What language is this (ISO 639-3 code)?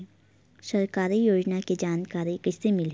hne